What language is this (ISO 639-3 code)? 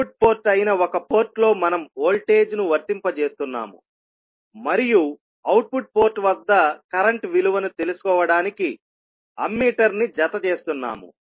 tel